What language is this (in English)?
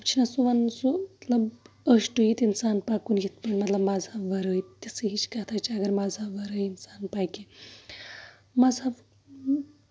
Kashmiri